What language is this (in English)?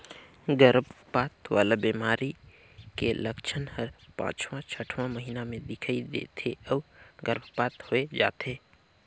Chhattisgarhi